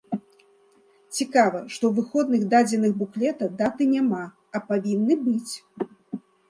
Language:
Belarusian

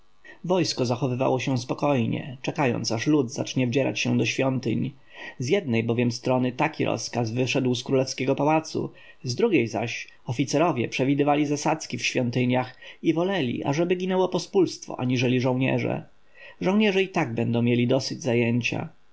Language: Polish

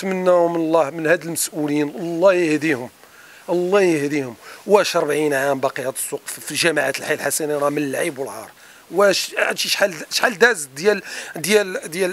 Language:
Arabic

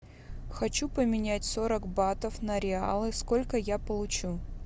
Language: Russian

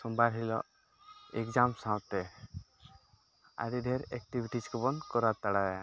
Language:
Santali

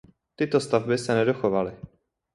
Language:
Czech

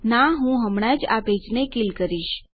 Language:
Gujarati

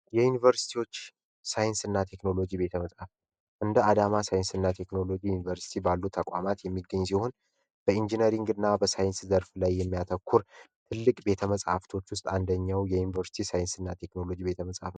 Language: Amharic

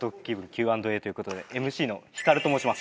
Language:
Japanese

